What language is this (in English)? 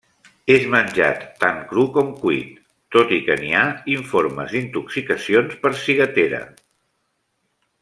Catalan